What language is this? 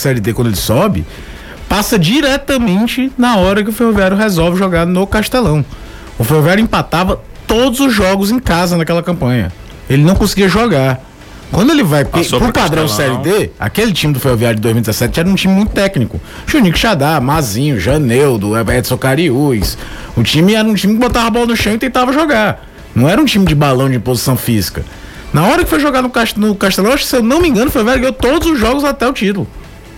Portuguese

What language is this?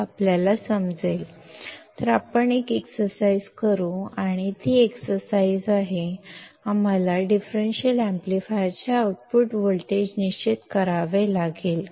Kannada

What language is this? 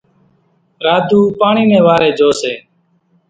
Kachi Koli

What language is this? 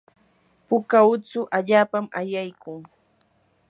Yanahuanca Pasco Quechua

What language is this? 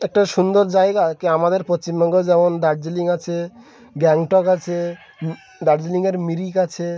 Bangla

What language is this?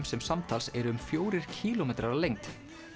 Icelandic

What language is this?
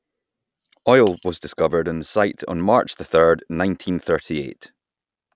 English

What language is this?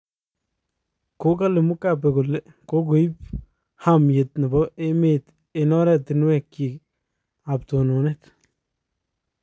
Kalenjin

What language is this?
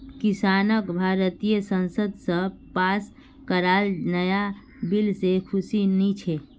Magahi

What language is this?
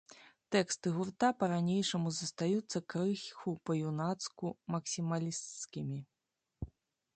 Belarusian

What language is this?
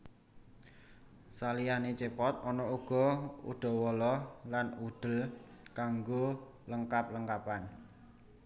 Javanese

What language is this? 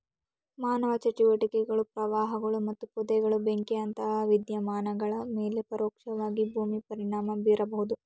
Kannada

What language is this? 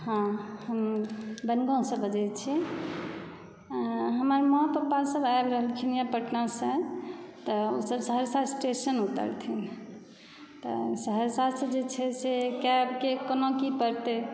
Maithili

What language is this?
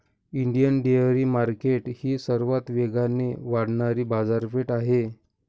Marathi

